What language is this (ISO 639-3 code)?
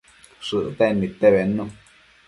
mcf